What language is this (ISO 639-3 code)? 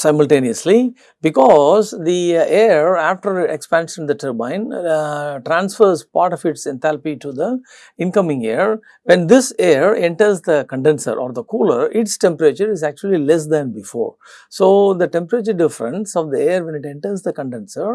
eng